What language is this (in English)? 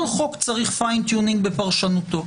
Hebrew